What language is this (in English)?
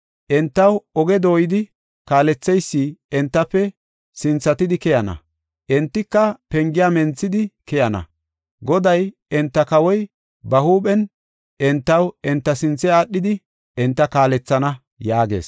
Gofa